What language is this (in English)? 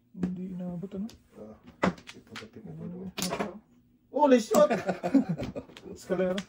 Filipino